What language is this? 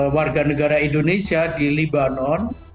Indonesian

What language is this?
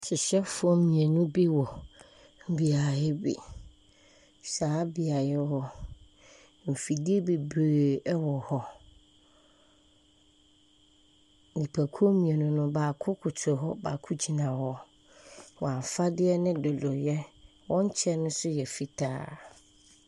Akan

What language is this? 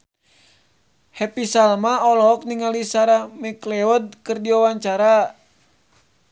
Sundanese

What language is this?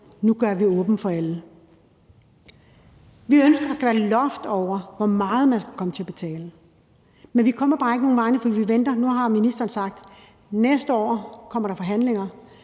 Danish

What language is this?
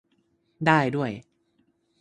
Thai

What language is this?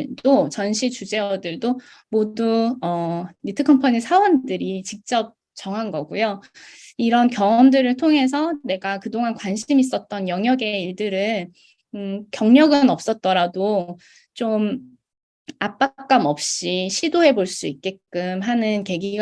Korean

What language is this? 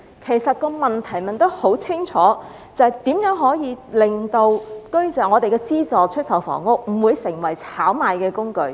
Cantonese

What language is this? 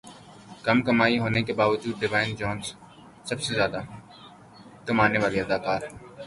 Urdu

